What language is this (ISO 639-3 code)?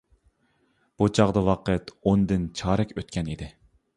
uig